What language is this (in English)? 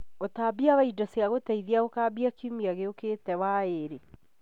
Kikuyu